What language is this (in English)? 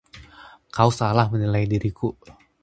Indonesian